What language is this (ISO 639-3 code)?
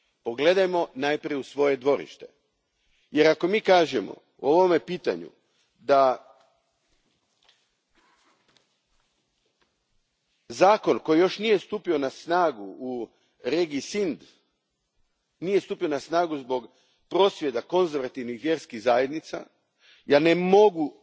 hrv